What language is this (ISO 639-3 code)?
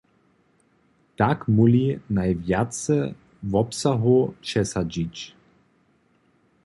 hsb